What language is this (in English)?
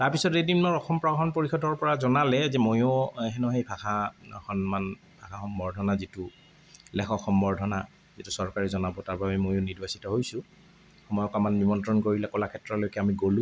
Assamese